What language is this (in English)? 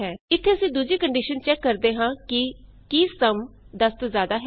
Punjabi